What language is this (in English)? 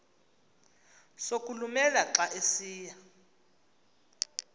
Xhosa